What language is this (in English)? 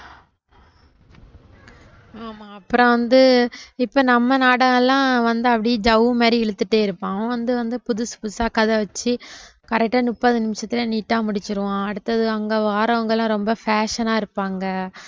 Tamil